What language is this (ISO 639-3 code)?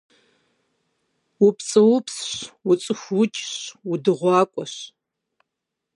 kbd